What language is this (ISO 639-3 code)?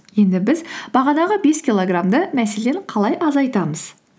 kaz